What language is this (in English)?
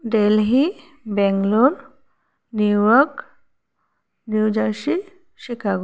Assamese